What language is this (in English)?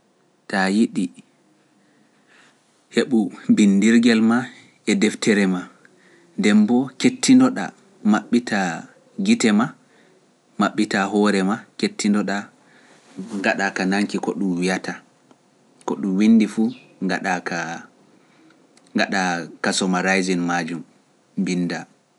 Pular